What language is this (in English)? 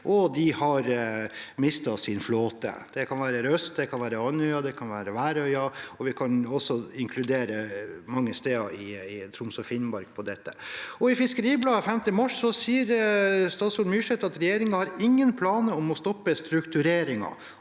Norwegian